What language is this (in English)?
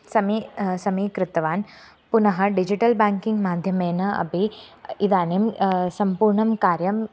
Sanskrit